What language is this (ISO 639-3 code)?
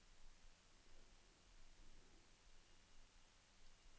nor